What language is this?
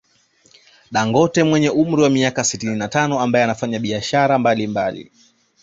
Swahili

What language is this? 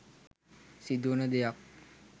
Sinhala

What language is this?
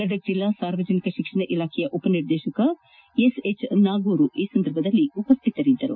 Kannada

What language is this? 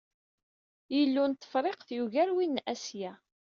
Kabyle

